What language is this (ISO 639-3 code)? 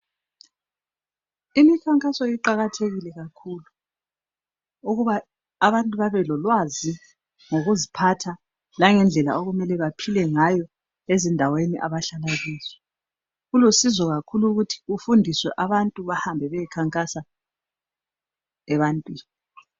nde